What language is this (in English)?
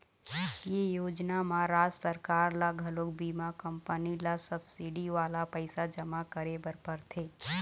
Chhattisgarhi